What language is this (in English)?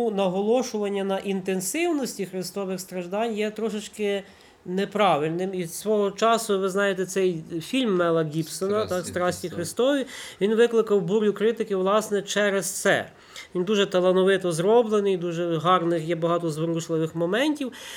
Ukrainian